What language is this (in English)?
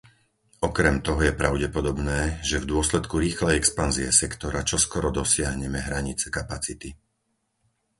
Slovak